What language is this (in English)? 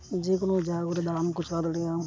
Santali